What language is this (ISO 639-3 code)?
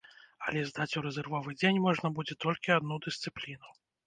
bel